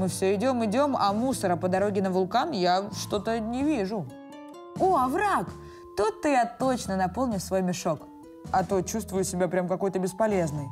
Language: Russian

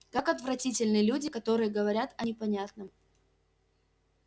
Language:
Russian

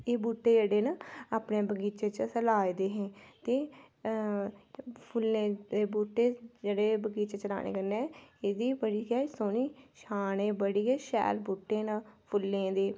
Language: Dogri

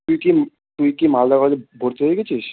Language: Bangla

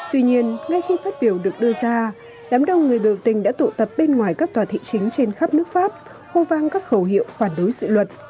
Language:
Vietnamese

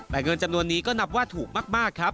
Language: Thai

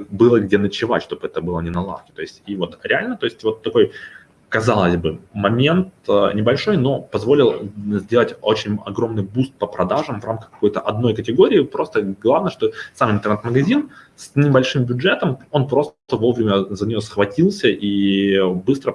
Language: Russian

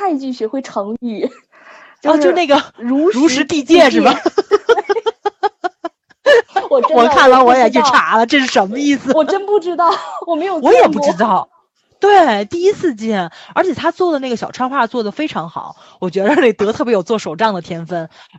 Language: Chinese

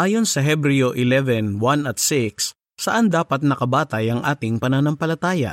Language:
Filipino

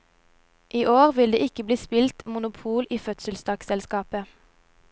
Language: Norwegian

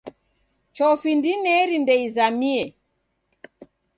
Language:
Taita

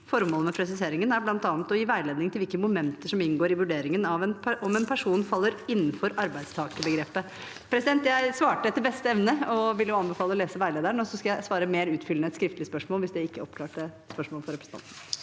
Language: Norwegian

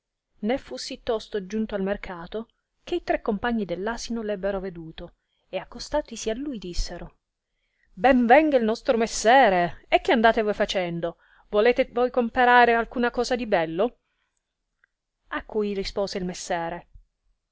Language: Italian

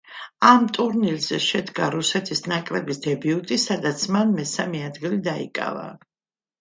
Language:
Georgian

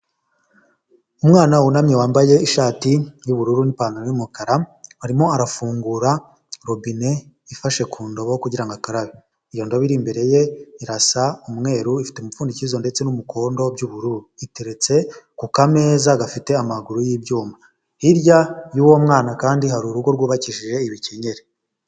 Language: Kinyarwanda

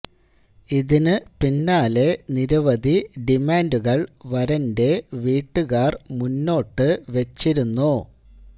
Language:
Malayalam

